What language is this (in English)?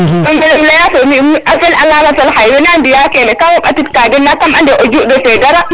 Serer